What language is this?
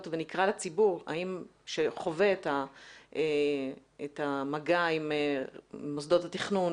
Hebrew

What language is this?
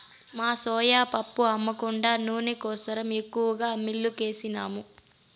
Telugu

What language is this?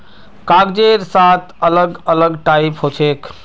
Magahi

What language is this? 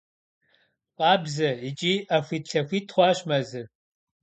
Kabardian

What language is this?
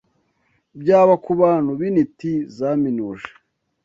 Kinyarwanda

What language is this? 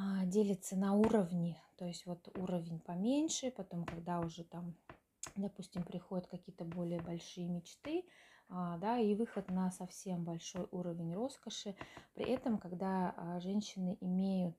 Russian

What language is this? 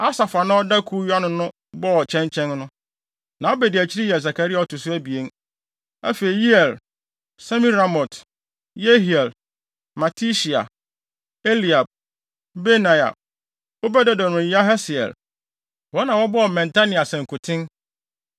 Akan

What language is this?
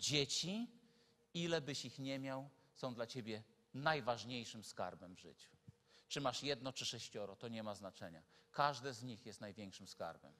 Polish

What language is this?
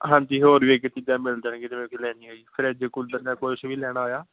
Punjabi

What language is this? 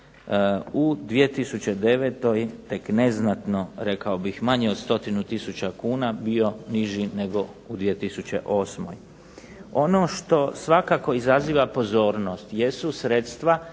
Croatian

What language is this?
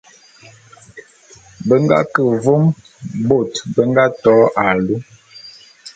Bulu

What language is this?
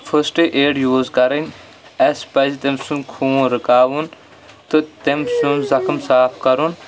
Kashmiri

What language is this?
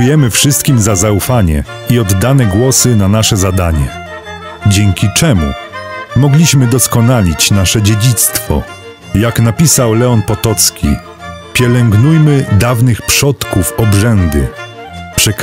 Polish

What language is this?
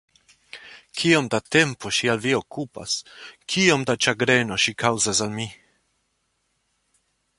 Esperanto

